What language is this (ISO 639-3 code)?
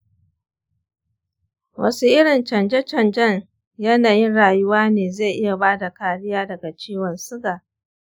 hau